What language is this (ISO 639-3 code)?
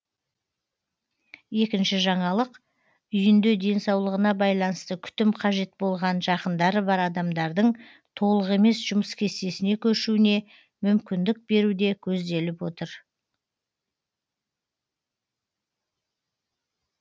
kaz